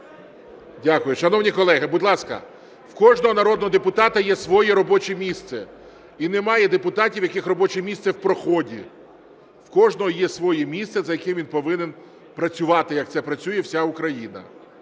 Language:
Ukrainian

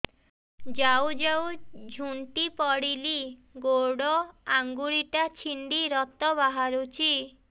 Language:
Odia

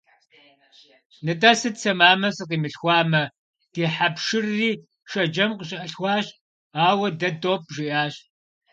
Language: Kabardian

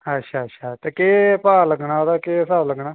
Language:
Dogri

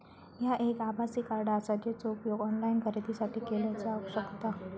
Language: Marathi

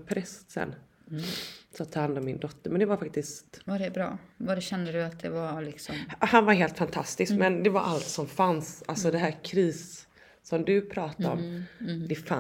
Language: Swedish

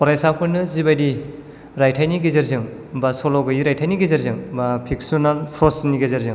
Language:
Bodo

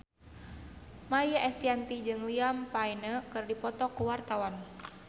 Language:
Sundanese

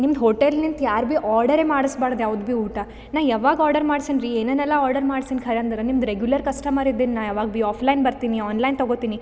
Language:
Kannada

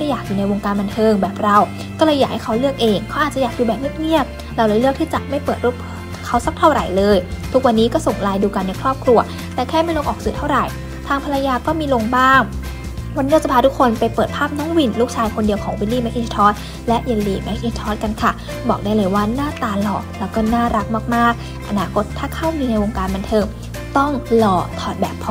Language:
Thai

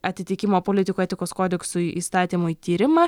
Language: Lithuanian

